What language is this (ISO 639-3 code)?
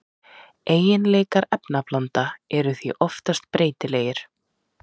isl